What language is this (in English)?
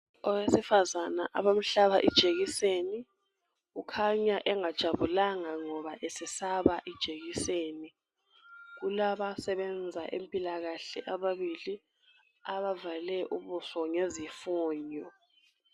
North Ndebele